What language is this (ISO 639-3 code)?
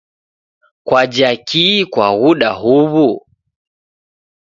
dav